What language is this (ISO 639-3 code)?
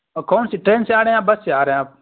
urd